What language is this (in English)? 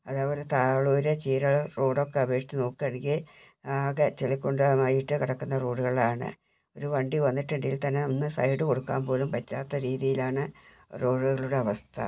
Malayalam